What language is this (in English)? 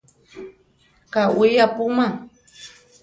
Central Tarahumara